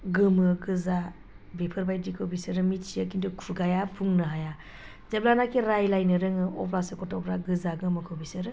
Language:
Bodo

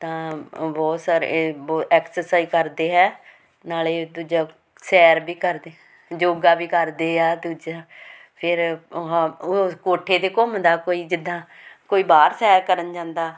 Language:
Punjabi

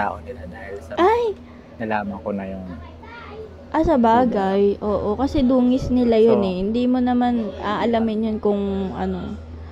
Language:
Filipino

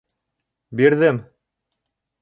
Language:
Bashkir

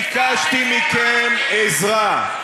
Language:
Hebrew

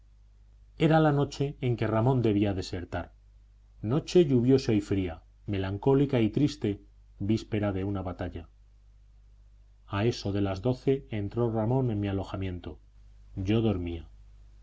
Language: Spanish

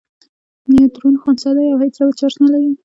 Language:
Pashto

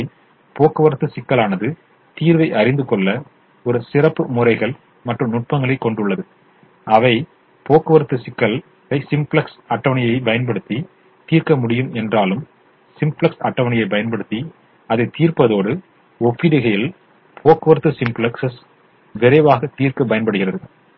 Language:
Tamil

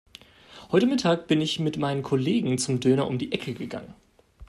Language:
German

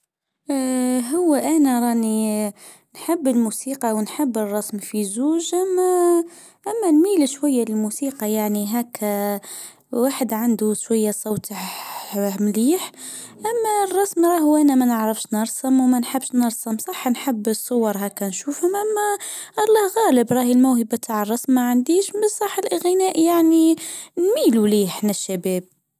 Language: Tunisian Arabic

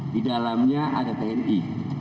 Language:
Indonesian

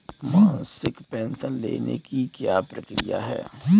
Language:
Hindi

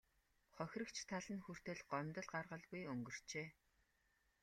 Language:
Mongolian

